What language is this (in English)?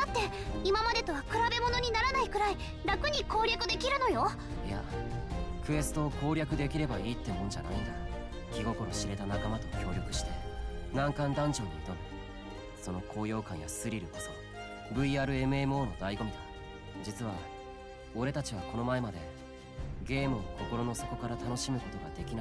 Japanese